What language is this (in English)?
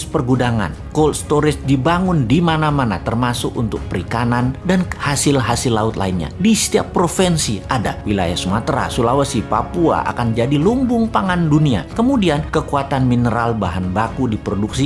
Indonesian